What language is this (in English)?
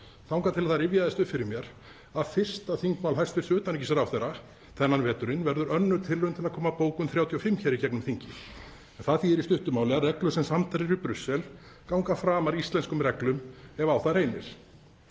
Icelandic